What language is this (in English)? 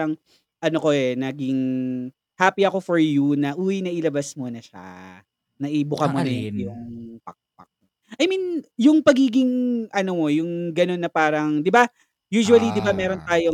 Filipino